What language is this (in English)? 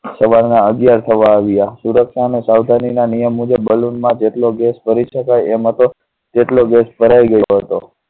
Gujarati